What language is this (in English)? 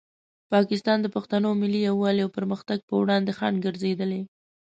Pashto